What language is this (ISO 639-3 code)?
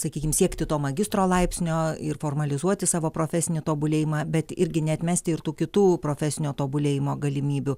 lit